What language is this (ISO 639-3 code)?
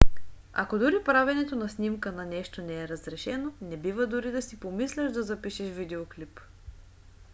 bul